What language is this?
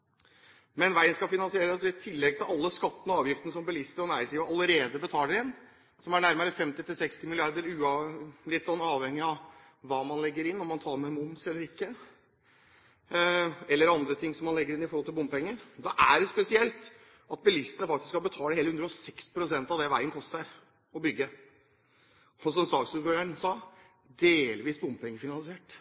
Norwegian Bokmål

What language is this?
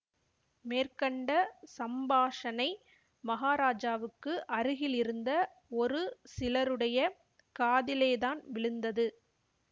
Tamil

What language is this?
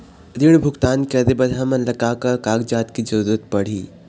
Chhattisgarhi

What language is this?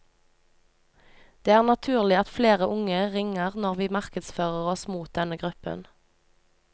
Norwegian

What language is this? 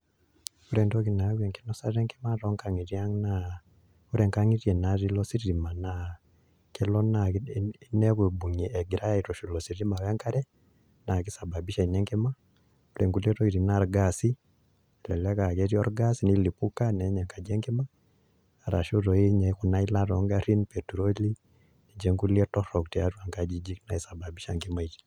Masai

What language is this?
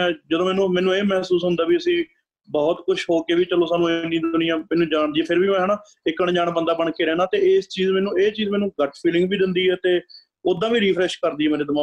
Punjabi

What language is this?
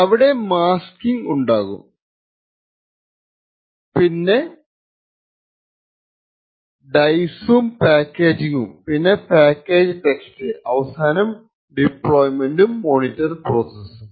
Malayalam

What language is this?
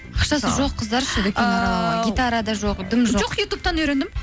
Kazakh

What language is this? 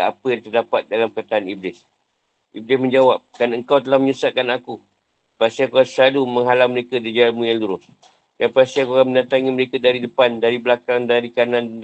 Malay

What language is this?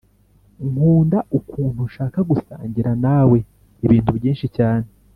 Kinyarwanda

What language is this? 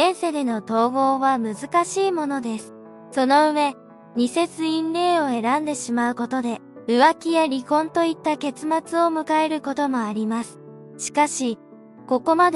Japanese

